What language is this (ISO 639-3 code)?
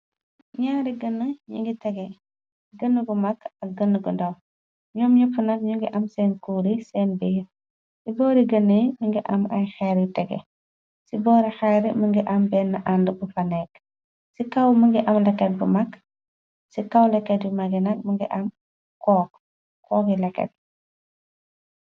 wol